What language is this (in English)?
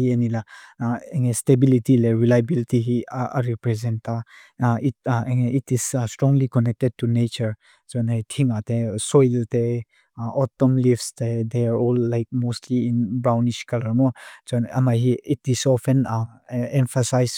Mizo